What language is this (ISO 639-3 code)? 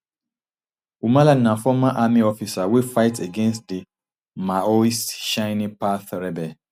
pcm